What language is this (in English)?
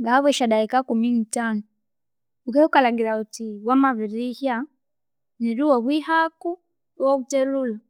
Konzo